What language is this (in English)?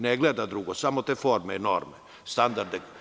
Serbian